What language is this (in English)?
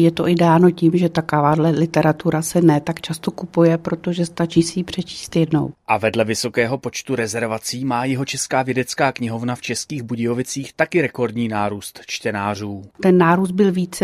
Czech